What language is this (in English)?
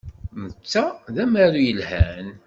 Kabyle